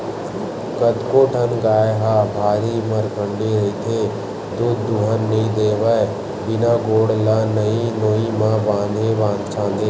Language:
Chhattisgarhi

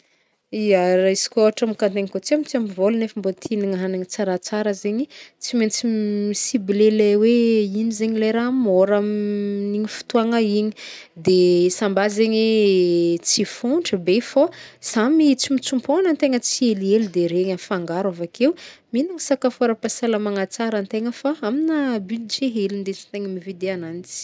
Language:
Northern Betsimisaraka Malagasy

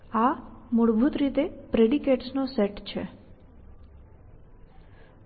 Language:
Gujarati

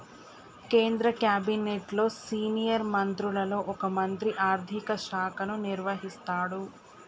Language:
Telugu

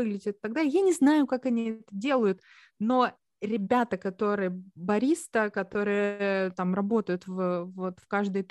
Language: Russian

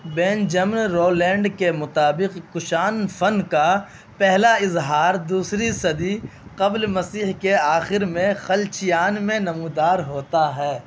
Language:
Urdu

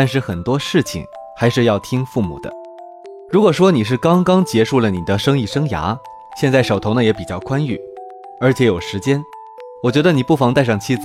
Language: Chinese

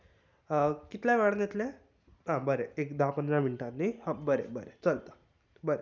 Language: Konkani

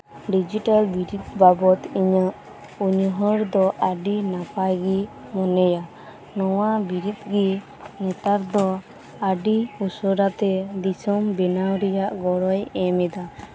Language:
Santali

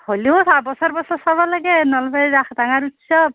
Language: Assamese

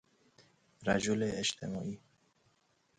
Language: Persian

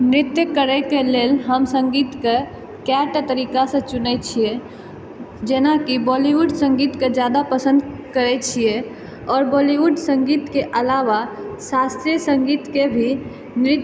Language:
Maithili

